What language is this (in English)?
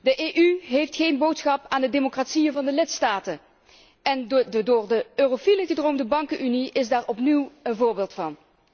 Dutch